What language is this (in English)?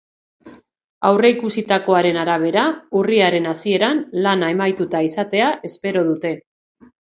Basque